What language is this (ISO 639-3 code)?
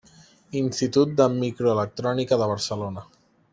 cat